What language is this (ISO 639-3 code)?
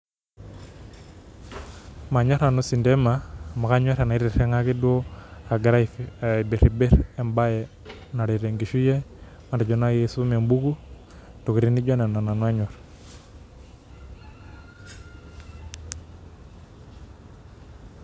mas